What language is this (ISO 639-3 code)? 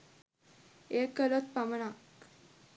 sin